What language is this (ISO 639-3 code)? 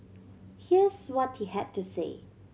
eng